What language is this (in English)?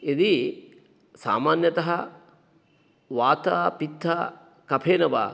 Sanskrit